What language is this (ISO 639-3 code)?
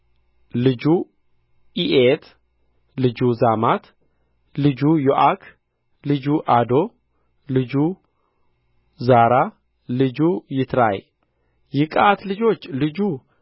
amh